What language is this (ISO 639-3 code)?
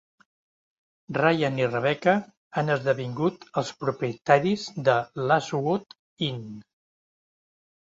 cat